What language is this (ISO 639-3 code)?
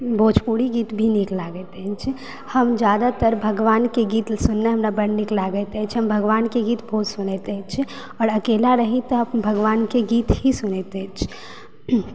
mai